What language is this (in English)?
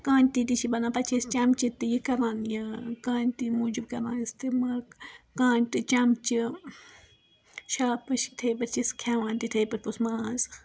Kashmiri